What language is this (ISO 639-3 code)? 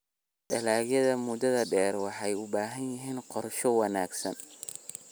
som